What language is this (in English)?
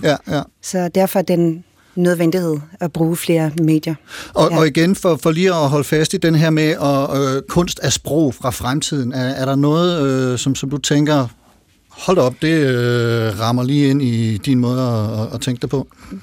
Danish